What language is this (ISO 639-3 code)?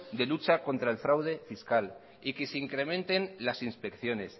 spa